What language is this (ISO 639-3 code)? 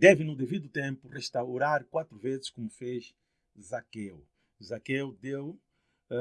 por